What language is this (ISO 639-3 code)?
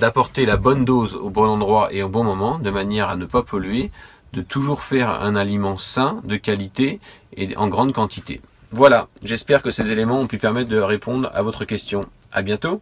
fra